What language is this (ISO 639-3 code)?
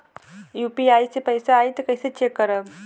bho